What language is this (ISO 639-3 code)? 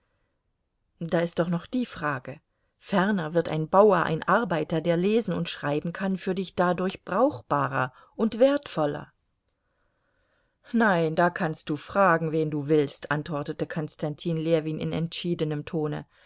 deu